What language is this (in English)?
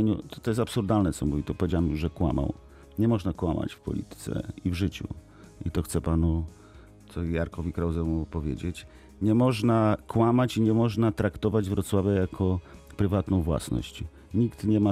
Polish